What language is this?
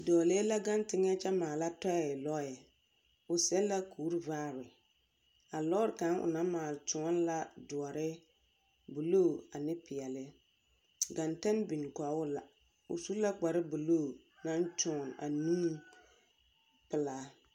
Southern Dagaare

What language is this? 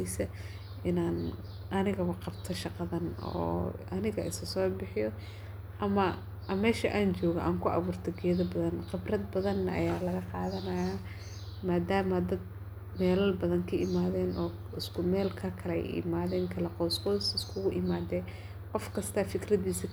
Somali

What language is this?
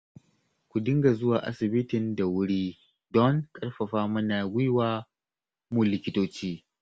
Hausa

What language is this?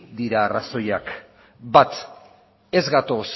Basque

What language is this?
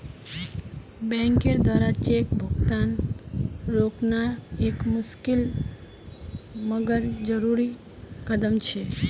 Magahi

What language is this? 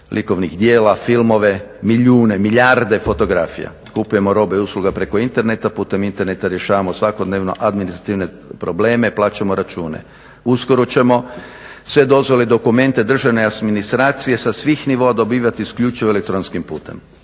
Croatian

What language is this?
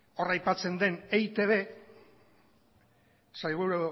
Basque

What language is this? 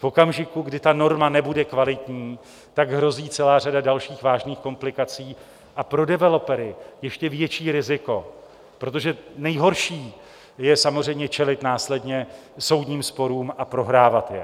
Czech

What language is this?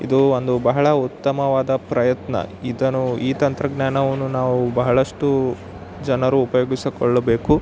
Kannada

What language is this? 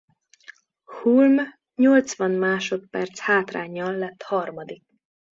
Hungarian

